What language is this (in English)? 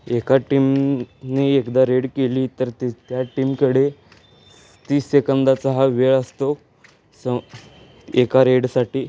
Marathi